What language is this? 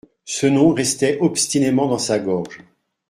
French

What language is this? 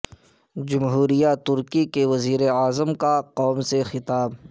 Urdu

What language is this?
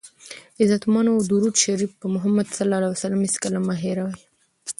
Pashto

